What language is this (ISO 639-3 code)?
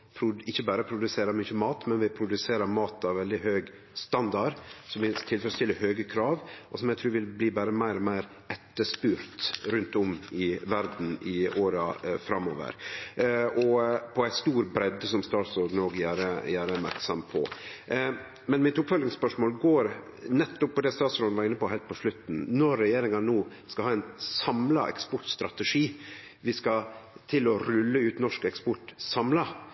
nno